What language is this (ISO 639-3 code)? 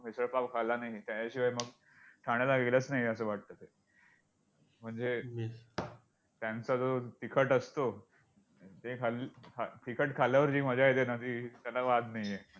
mar